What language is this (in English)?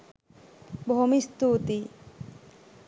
Sinhala